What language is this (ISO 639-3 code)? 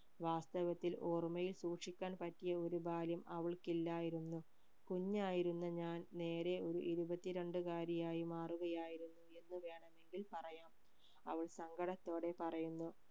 mal